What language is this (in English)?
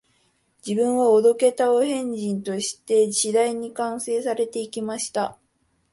Japanese